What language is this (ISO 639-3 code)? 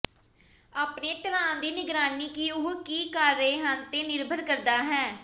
pan